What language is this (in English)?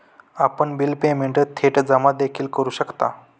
Marathi